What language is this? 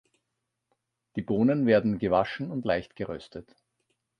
German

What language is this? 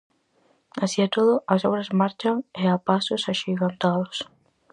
Galician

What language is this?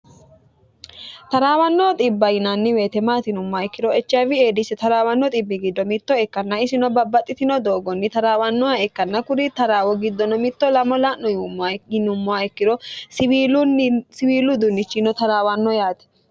Sidamo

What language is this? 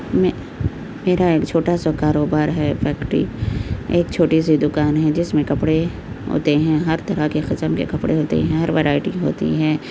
Urdu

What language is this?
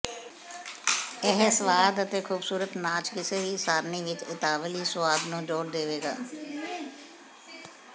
Punjabi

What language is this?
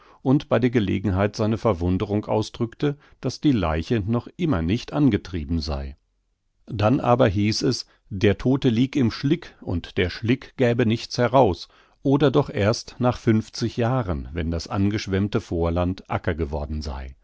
German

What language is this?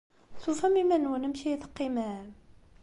Kabyle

